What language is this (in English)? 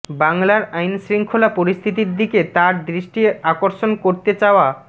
Bangla